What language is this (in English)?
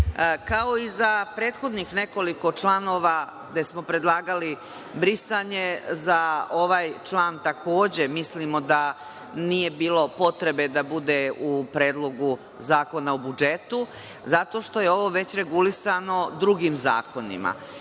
Serbian